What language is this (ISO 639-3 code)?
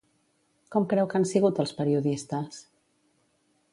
cat